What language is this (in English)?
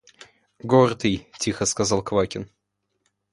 Russian